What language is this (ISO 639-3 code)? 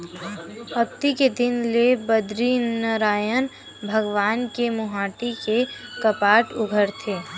hne